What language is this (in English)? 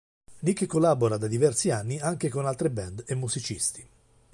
Italian